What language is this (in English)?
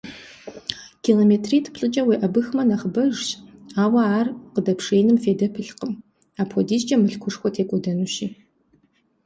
Kabardian